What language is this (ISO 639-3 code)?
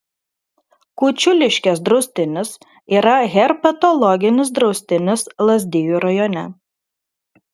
lit